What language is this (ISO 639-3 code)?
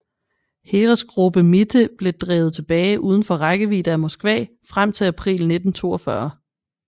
dan